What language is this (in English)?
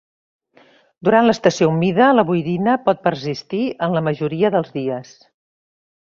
Catalan